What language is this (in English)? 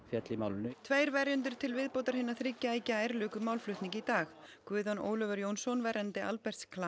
Icelandic